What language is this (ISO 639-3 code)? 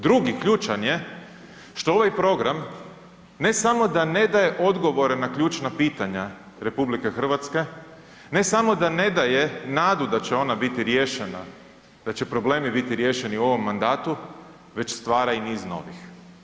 hrv